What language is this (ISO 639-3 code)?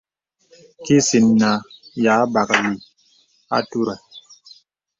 beb